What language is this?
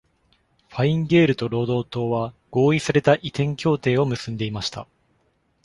Japanese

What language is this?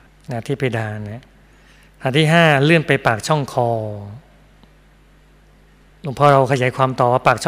Thai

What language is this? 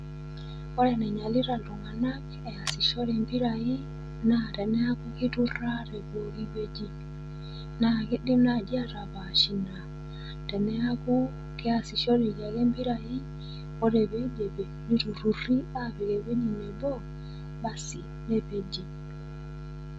Masai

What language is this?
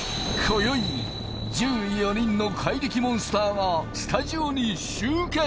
Japanese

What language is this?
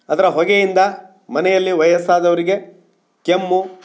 Kannada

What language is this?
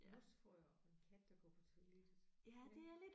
Danish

